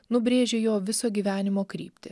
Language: Lithuanian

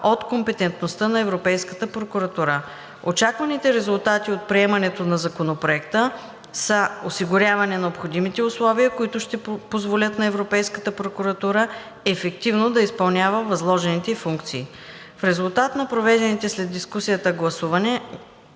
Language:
Bulgarian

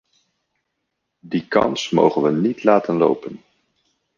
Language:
Dutch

